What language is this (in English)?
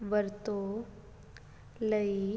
Punjabi